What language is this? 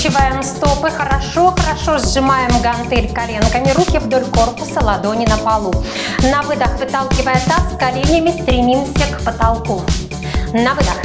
Russian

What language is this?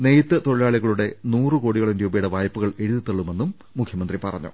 Malayalam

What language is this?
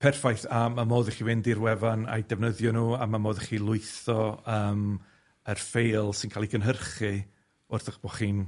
Welsh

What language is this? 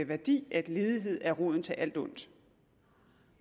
Danish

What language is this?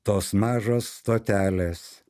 Lithuanian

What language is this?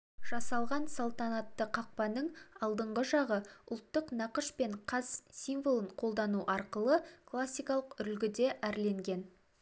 Kazakh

